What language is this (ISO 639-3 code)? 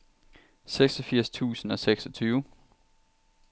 dan